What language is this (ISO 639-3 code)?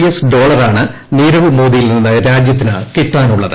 mal